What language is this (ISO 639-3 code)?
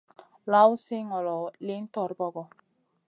mcn